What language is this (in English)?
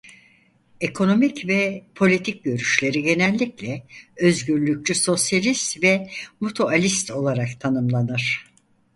Turkish